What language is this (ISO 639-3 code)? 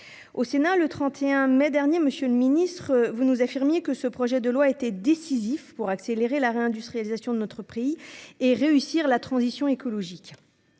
fra